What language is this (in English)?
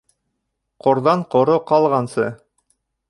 Bashkir